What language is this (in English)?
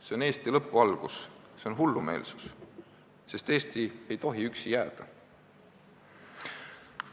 Estonian